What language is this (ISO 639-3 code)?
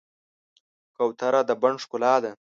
pus